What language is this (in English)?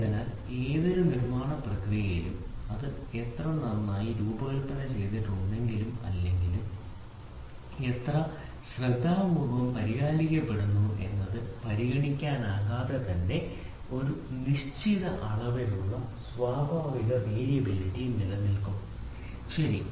Malayalam